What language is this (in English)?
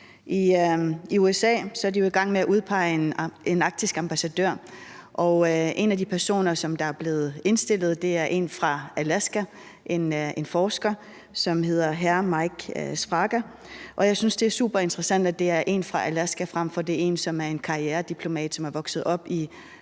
Danish